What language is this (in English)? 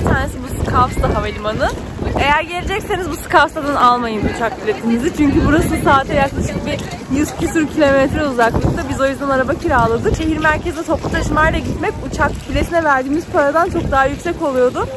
Turkish